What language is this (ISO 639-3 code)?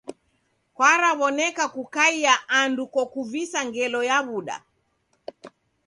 dav